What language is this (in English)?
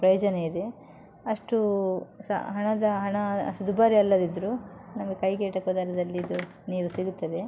Kannada